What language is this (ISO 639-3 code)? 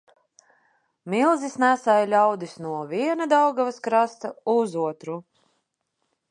lav